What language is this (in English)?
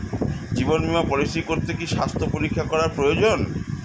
Bangla